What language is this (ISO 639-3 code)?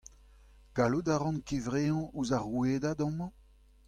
bre